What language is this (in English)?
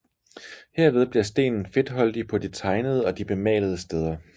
Danish